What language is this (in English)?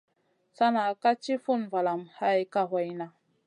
Masana